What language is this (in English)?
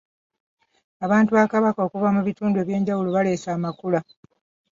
Ganda